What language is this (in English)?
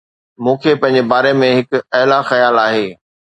Sindhi